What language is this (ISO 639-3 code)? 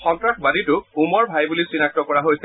asm